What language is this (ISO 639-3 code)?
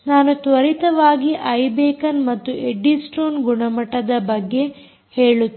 kan